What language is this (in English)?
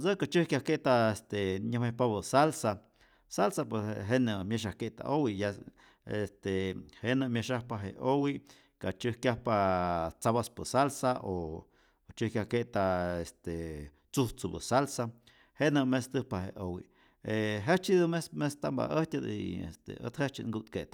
Rayón Zoque